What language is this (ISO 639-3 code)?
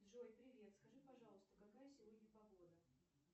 rus